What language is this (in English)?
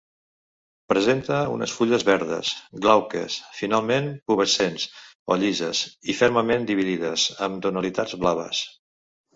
Catalan